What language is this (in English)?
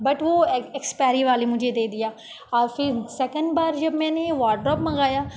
Urdu